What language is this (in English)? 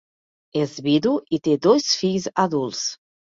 Catalan